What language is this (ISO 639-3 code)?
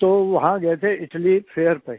hin